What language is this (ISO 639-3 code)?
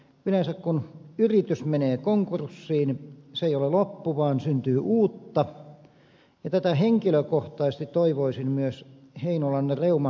fin